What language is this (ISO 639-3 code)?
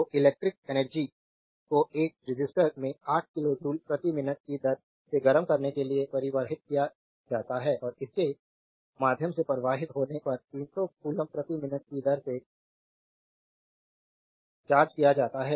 hin